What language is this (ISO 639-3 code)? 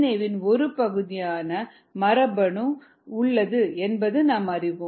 tam